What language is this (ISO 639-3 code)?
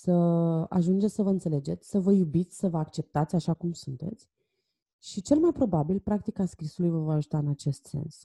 ron